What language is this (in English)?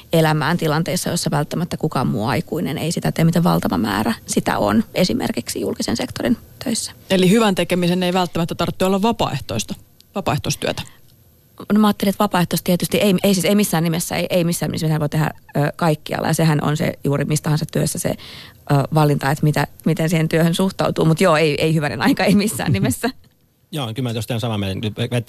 Finnish